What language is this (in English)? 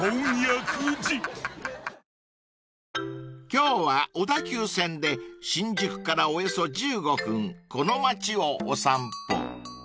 Japanese